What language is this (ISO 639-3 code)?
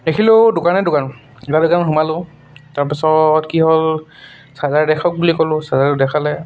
asm